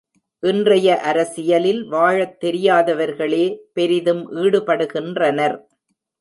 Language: Tamil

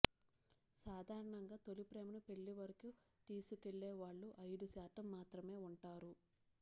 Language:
Telugu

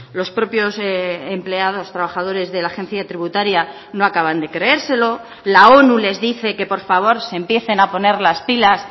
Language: Spanish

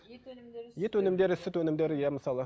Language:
Kazakh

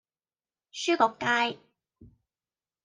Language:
Cantonese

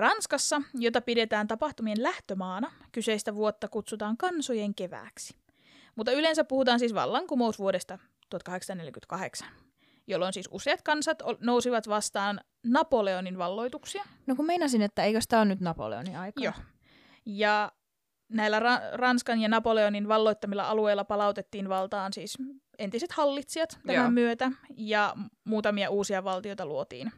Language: Finnish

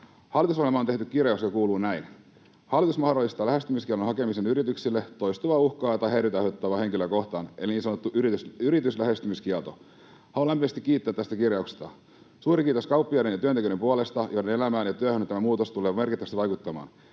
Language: Finnish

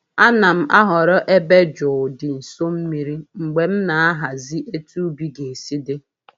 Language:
Igbo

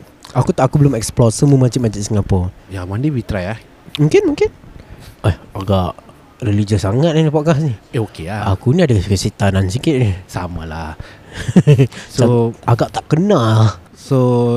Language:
Malay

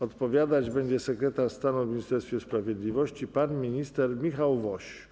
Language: Polish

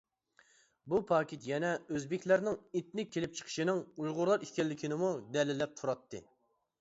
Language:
Uyghur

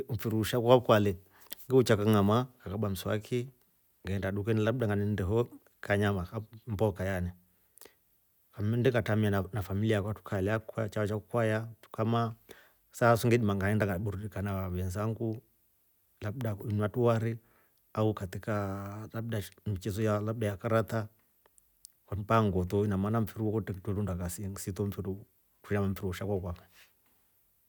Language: Rombo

